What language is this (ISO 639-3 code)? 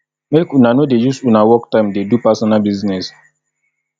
pcm